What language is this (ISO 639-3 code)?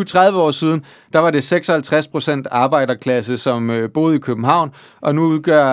dan